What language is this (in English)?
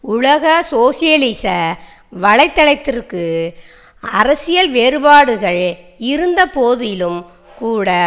Tamil